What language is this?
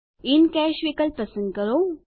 Gujarati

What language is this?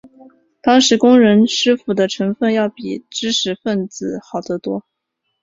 Chinese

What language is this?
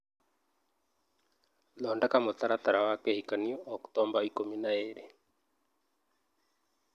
Kikuyu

